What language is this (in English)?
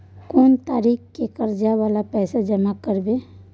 Maithili